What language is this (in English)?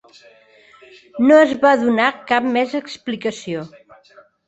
Catalan